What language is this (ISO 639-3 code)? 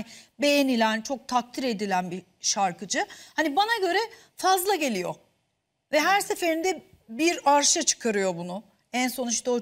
tur